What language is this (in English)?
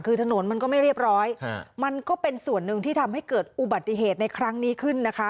Thai